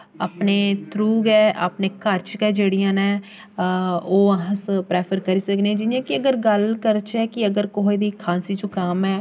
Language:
Dogri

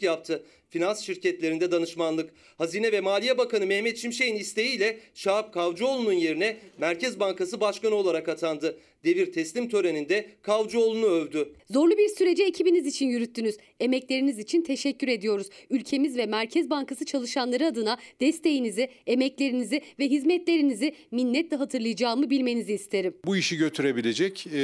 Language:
Turkish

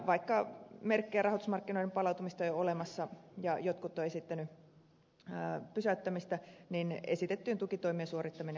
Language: Finnish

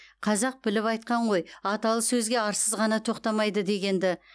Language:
Kazakh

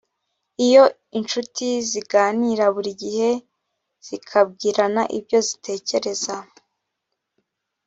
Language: Kinyarwanda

